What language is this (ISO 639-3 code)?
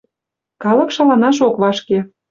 chm